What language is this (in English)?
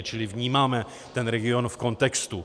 Czech